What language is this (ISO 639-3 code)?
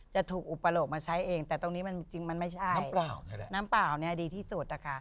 tha